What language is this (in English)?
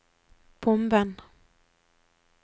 Norwegian